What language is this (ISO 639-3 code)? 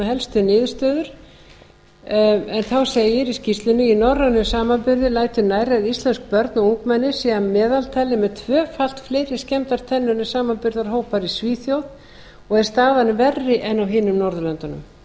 isl